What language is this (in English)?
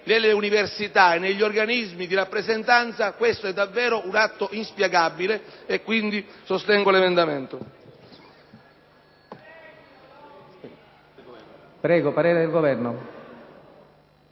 Italian